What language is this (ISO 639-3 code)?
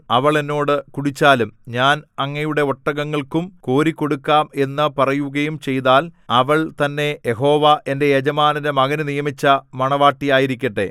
mal